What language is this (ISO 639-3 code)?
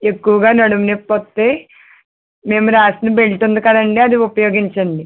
tel